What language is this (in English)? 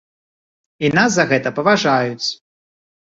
Belarusian